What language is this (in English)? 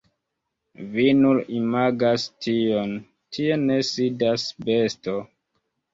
Esperanto